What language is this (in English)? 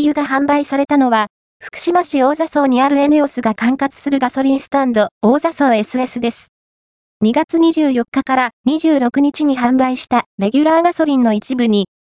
Japanese